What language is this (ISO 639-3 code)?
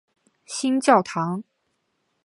zho